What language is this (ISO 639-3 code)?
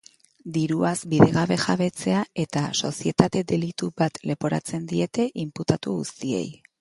eus